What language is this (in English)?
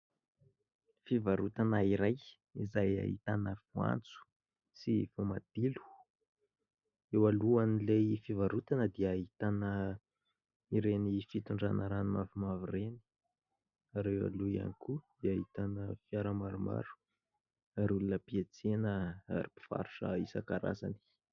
Malagasy